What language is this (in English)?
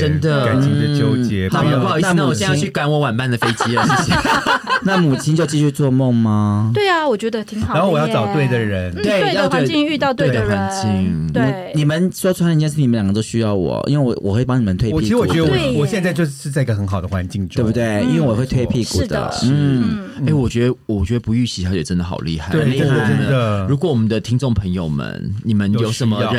Chinese